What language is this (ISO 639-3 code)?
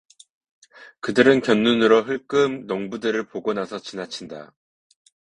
kor